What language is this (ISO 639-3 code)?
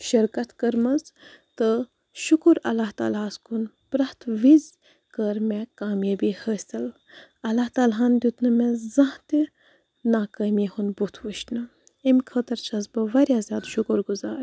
kas